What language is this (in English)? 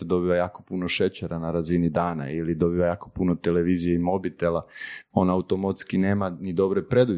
Croatian